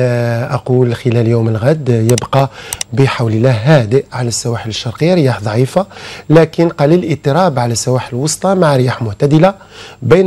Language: Arabic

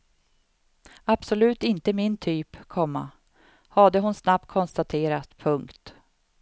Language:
Swedish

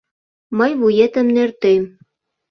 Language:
Mari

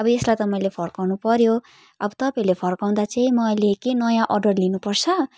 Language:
Nepali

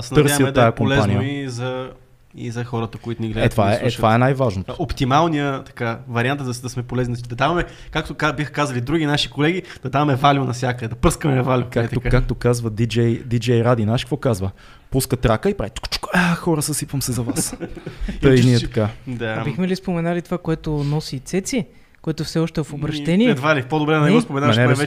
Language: Bulgarian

